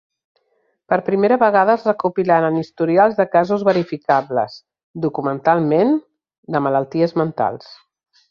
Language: Catalan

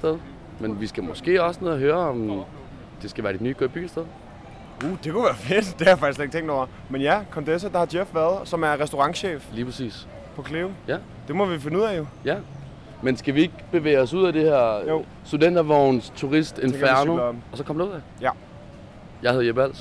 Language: Danish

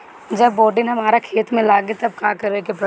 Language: Bhojpuri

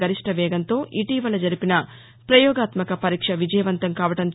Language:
Telugu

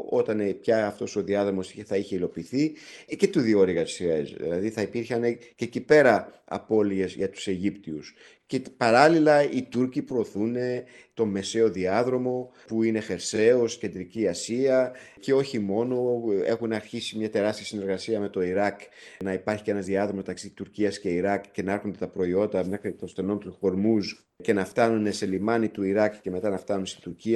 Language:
Greek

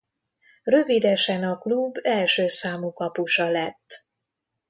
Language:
Hungarian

